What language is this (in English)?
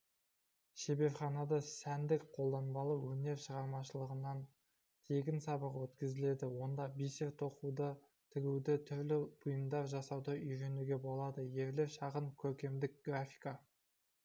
Kazakh